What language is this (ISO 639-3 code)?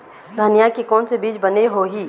hne